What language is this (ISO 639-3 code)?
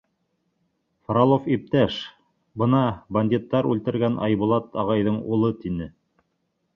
bak